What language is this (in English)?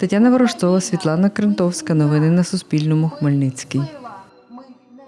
Ukrainian